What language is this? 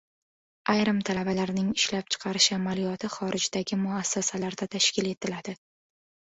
Uzbek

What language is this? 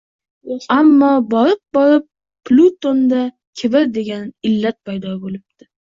Uzbek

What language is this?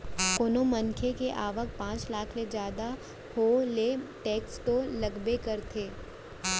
Chhattisgarhi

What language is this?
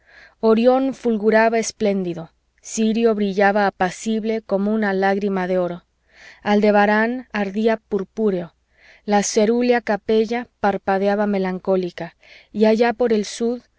Spanish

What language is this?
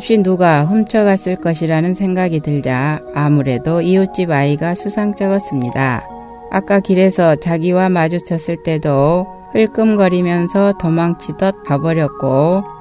Korean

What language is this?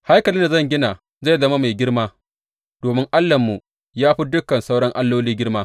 Hausa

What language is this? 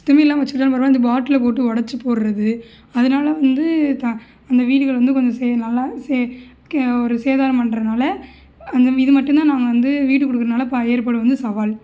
Tamil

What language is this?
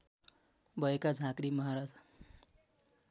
Nepali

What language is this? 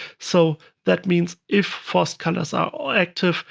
English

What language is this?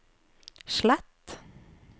Norwegian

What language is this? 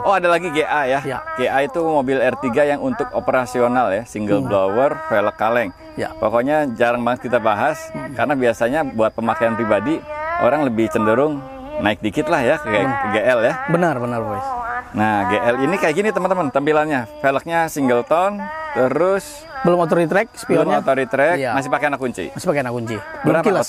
Indonesian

